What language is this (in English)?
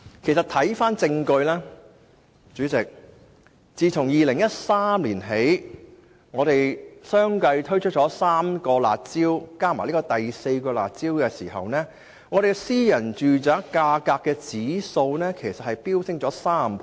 Cantonese